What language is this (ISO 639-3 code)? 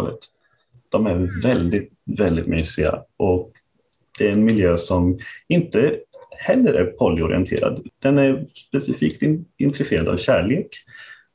swe